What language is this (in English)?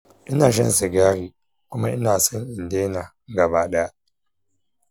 Hausa